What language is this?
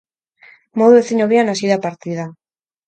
Basque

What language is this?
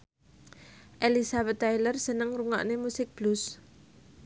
Javanese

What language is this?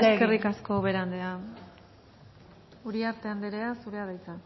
Basque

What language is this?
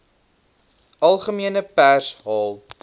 Afrikaans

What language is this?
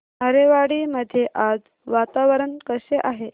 Marathi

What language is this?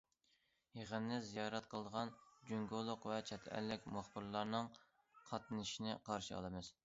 Uyghur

